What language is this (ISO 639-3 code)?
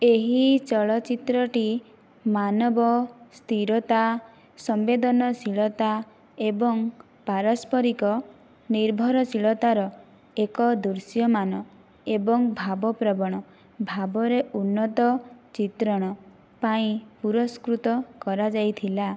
ori